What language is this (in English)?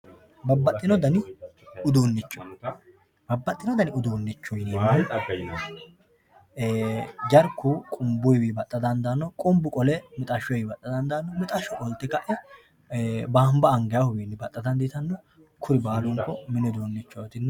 Sidamo